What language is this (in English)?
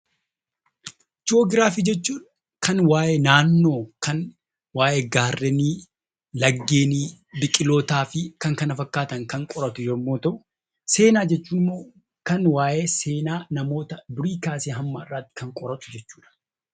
Oromo